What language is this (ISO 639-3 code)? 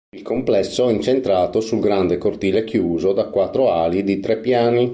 ita